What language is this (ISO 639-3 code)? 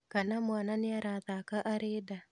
kik